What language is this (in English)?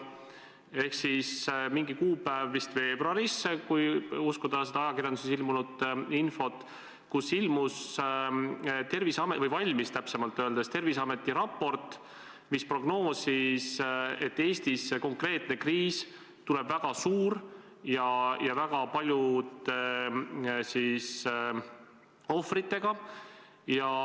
Estonian